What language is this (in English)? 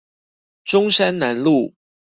Chinese